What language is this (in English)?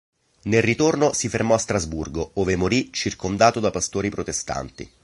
Italian